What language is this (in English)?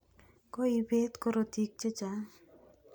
Kalenjin